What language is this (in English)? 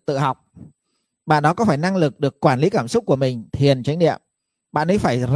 Vietnamese